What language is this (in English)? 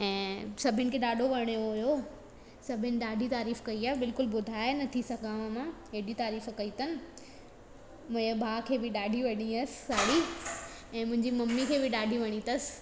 Sindhi